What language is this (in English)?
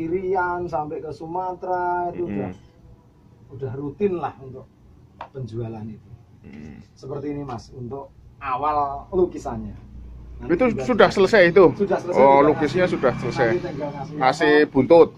Indonesian